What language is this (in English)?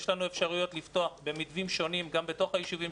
Hebrew